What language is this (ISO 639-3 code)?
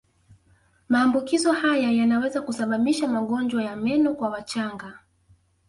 swa